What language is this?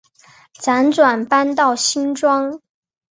Chinese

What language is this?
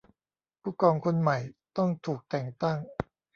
Thai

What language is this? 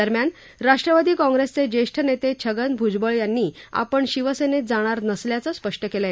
Marathi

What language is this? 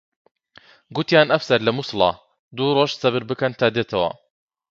Central Kurdish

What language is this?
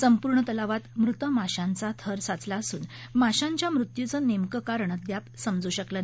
Marathi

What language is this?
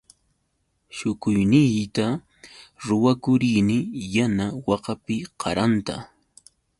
Yauyos Quechua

